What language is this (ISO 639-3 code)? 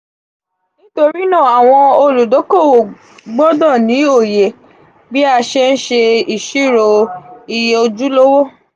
yor